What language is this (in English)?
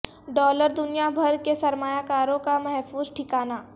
Urdu